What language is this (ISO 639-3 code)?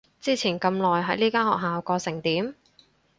yue